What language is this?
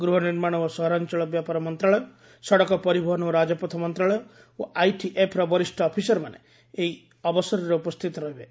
Odia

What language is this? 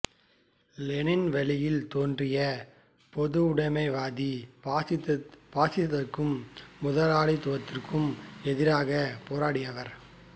Tamil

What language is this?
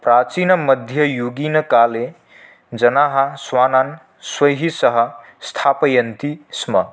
Sanskrit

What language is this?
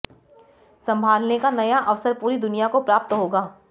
Hindi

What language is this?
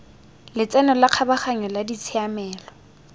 Tswana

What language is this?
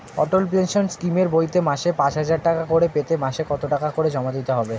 Bangla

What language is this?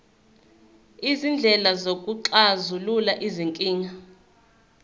Zulu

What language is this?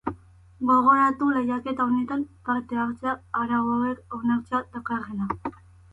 Basque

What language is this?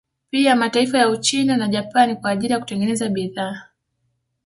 Swahili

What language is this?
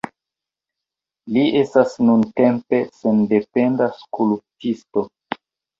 Esperanto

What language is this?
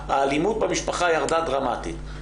Hebrew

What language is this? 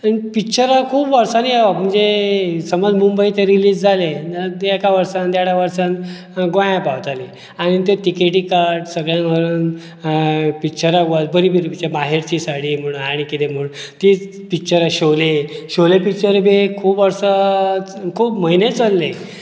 Konkani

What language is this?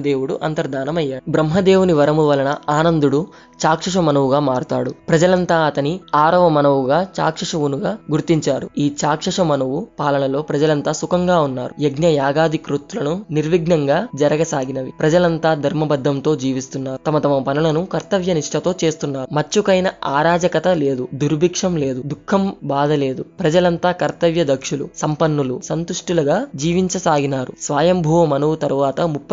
Telugu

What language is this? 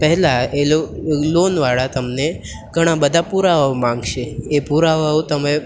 Gujarati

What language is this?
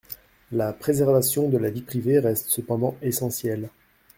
French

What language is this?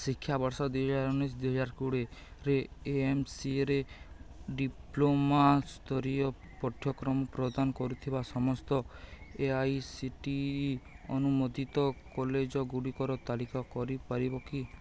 Odia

